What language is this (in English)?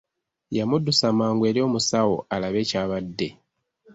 Ganda